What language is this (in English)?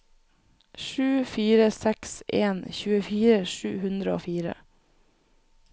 Norwegian